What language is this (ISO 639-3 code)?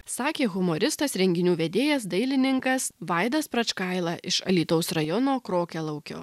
lit